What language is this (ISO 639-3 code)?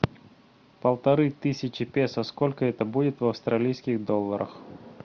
rus